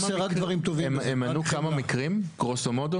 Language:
Hebrew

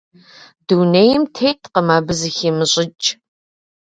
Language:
Kabardian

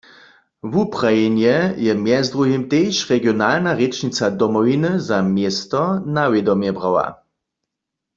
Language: Upper Sorbian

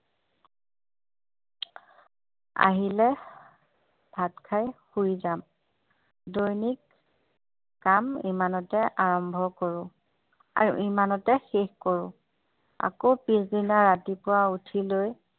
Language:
Assamese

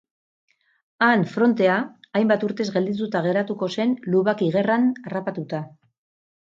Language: Basque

